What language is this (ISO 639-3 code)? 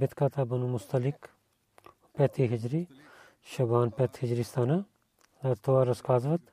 bul